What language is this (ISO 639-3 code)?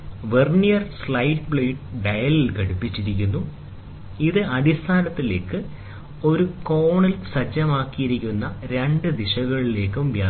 mal